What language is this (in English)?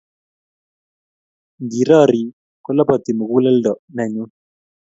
Kalenjin